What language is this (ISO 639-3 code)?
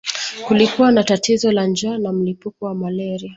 swa